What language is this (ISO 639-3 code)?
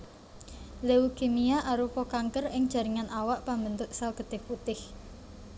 jav